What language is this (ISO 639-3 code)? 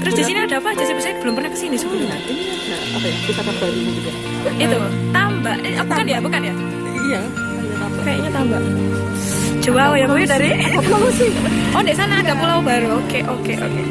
ind